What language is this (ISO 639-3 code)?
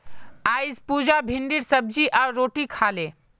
mag